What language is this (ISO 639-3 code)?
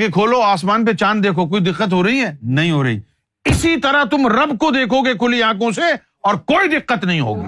urd